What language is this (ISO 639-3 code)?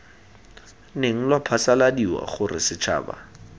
tsn